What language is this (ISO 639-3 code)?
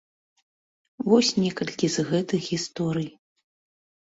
bel